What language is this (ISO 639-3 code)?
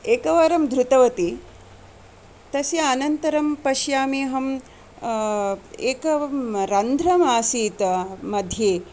san